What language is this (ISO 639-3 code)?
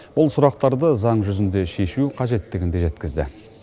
kaz